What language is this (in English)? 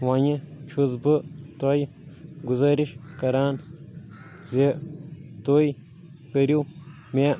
Kashmiri